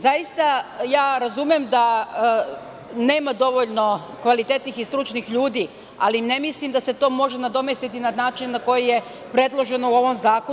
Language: Serbian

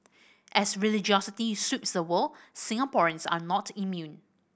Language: English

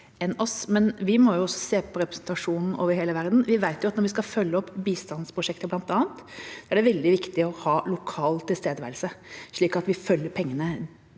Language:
Norwegian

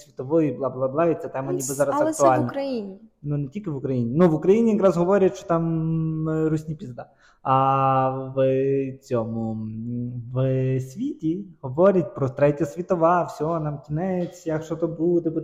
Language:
Ukrainian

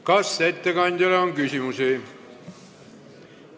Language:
Estonian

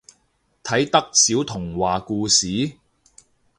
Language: Cantonese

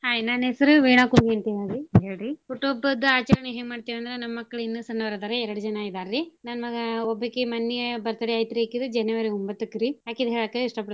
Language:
Kannada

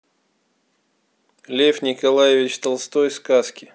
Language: Russian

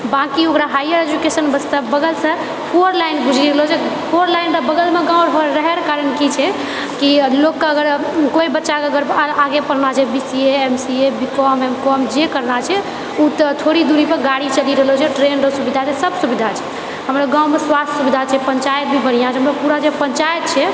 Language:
Maithili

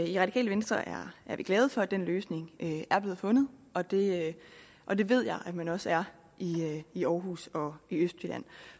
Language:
Danish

